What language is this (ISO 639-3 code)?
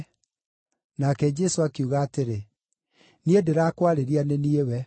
kik